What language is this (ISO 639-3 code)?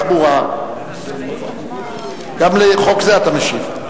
heb